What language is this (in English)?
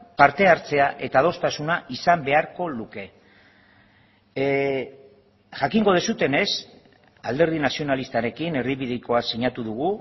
Basque